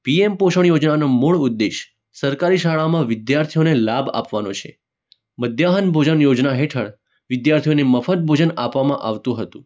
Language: Gujarati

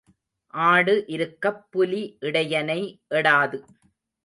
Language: Tamil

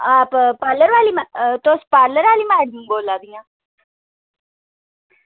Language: Dogri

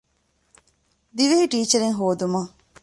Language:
Divehi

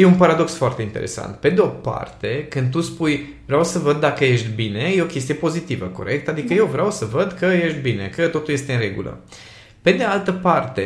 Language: Romanian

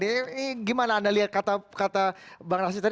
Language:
Indonesian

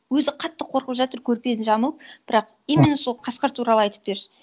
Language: Kazakh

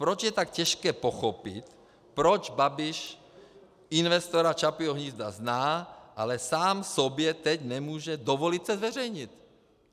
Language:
Czech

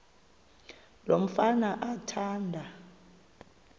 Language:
Xhosa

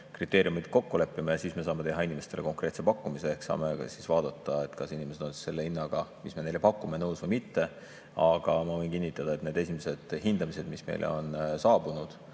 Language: Estonian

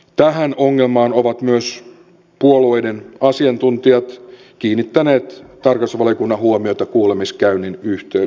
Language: Finnish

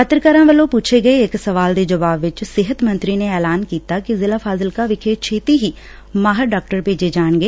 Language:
Punjabi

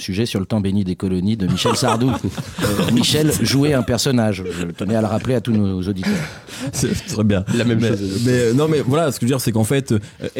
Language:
French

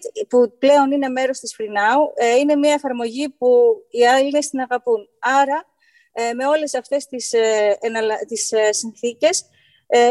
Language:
Greek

